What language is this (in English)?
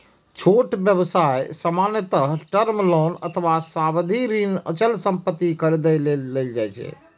Maithili